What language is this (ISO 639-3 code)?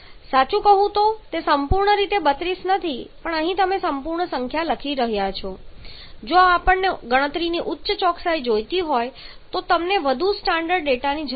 guj